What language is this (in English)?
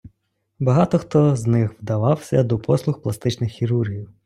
Ukrainian